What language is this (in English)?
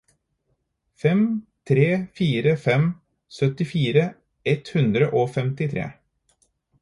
Norwegian Bokmål